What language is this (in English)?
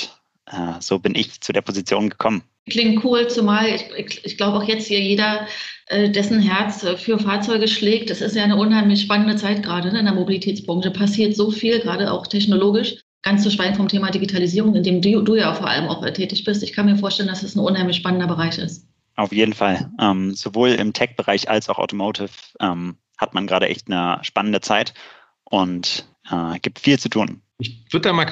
German